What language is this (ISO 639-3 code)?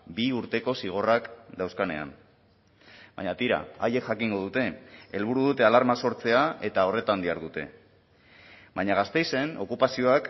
eus